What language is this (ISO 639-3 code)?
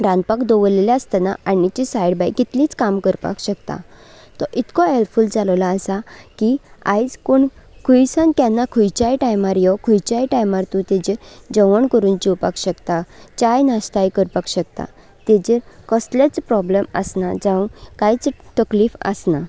kok